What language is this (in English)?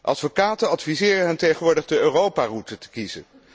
Dutch